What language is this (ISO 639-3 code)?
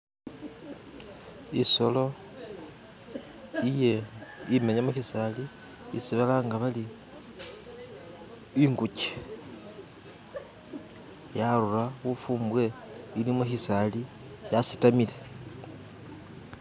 myx